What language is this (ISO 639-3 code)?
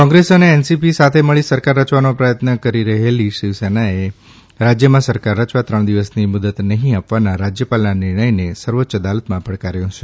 guj